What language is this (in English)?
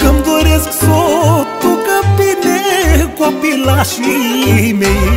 Romanian